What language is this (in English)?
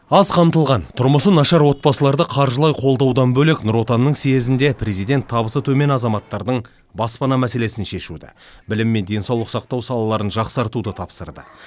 Kazakh